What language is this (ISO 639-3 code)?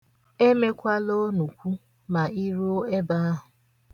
ibo